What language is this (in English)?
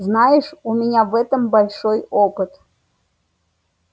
Russian